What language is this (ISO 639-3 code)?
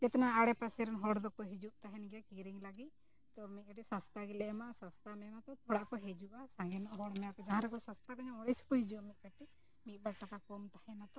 sat